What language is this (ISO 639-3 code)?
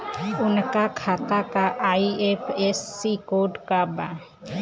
bho